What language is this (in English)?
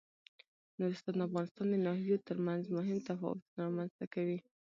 Pashto